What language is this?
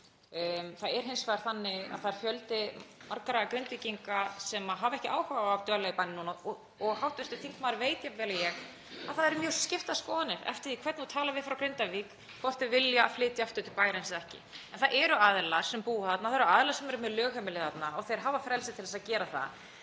Icelandic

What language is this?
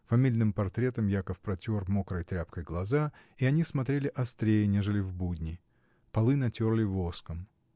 Russian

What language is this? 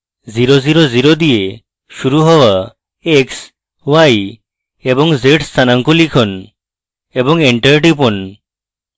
Bangla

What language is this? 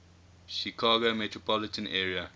English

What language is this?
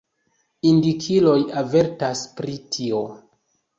Esperanto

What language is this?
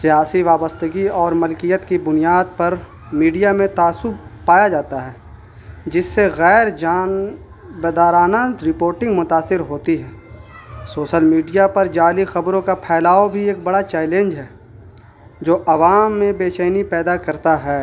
Urdu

